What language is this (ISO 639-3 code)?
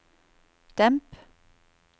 nor